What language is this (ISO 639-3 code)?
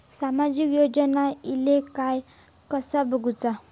mar